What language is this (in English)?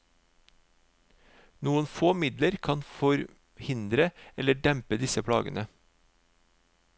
Norwegian